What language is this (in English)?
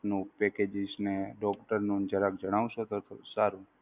Gujarati